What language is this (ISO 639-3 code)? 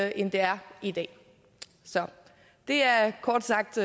dan